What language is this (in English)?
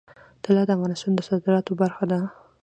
Pashto